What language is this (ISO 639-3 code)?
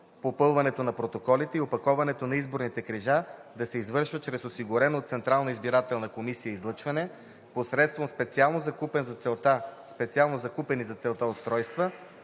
bul